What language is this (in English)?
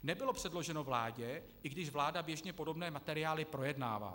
Czech